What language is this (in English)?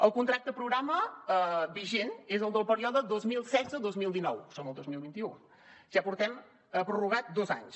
Catalan